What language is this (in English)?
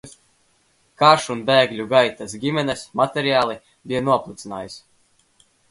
Latvian